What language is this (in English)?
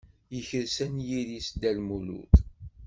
Kabyle